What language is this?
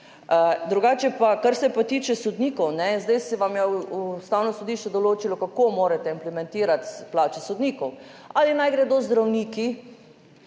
Slovenian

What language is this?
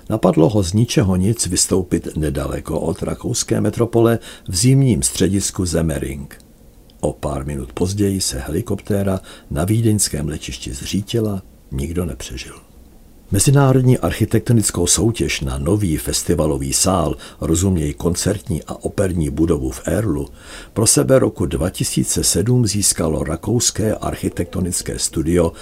Czech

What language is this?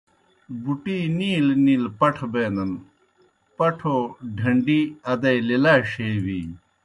Kohistani Shina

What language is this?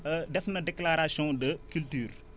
Wolof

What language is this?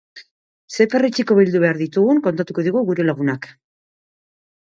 Basque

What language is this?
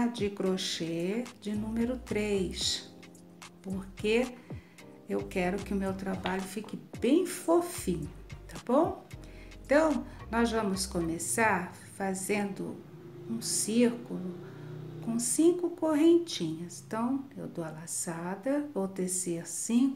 Portuguese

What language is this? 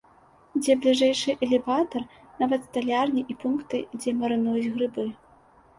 Belarusian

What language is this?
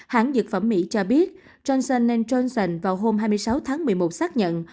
Vietnamese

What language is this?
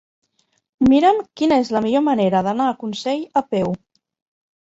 Catalan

